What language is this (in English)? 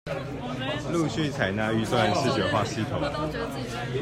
Chinese